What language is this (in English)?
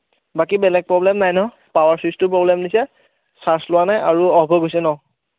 Assamese